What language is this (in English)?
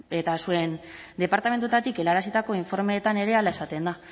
Basque